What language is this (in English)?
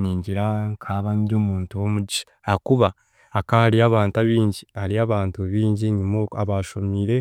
Chiga